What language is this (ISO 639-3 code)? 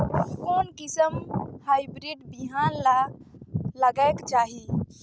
hne